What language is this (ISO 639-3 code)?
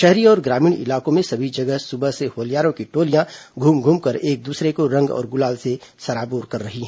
hin